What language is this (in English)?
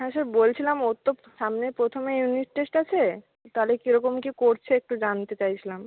Bangla